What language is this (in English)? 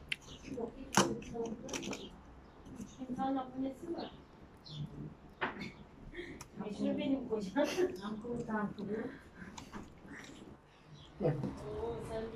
Turkish